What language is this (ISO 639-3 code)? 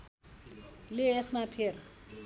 nep